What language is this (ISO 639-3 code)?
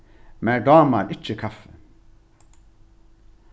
fao